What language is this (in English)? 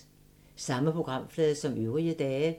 Danish